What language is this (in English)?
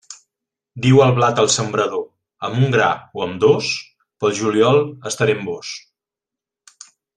Catalan